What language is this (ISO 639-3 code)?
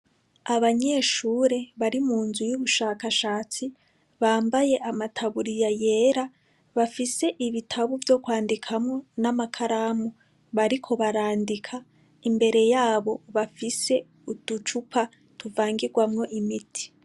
run